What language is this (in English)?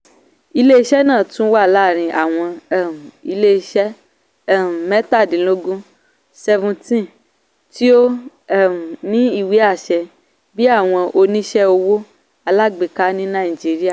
Yoruba